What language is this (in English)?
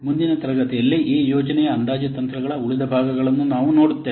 Kannada